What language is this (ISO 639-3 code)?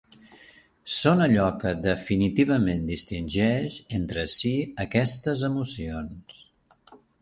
cat